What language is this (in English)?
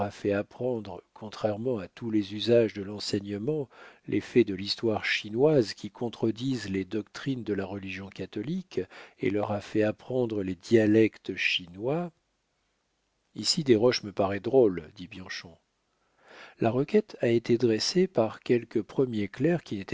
French